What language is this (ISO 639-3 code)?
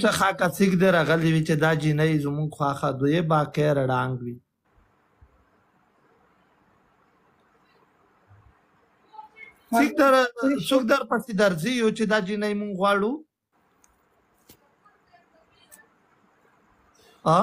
ron